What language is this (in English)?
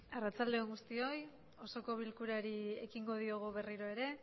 Basque